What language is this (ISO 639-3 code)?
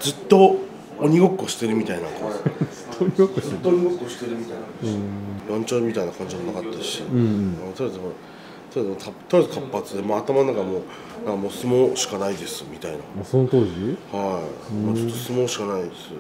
jpn